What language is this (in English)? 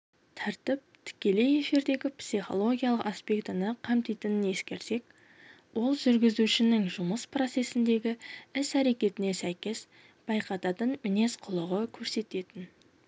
Kazakh